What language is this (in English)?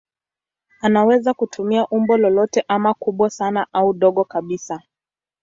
Swahili